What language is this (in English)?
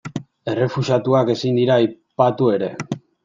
Basque